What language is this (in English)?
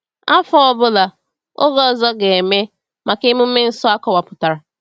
Igbo